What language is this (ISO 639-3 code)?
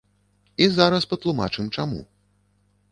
bel